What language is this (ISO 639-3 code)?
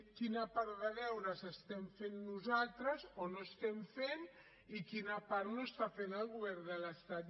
cat